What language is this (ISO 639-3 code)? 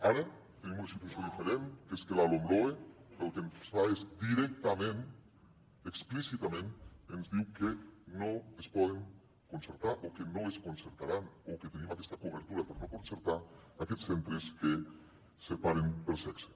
cat